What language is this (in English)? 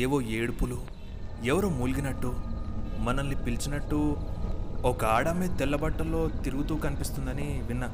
Telugu